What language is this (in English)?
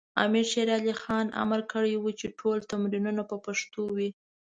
Pashto